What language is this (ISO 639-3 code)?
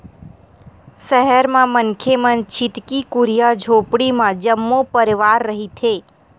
hne